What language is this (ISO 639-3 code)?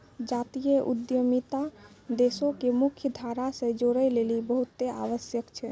mai